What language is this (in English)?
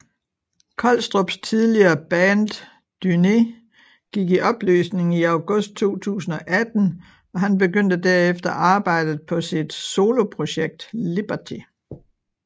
Danish